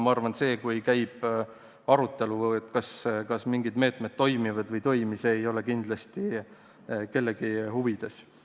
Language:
Estonian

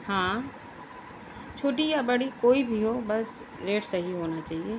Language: Urdu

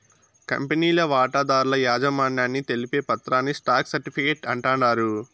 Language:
Telugu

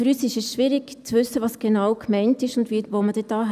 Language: Swiss German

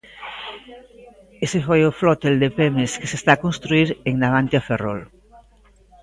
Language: Galician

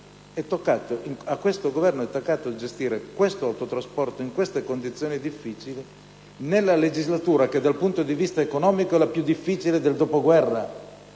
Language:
Italian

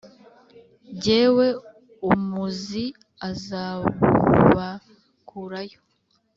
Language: Kinyarwanda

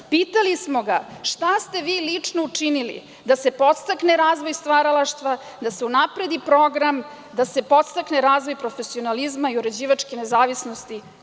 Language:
Serbian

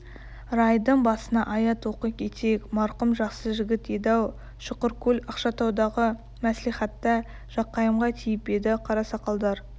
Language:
Kazakh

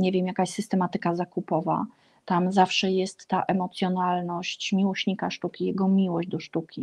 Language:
Polish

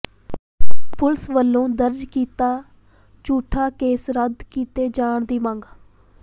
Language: Punjabi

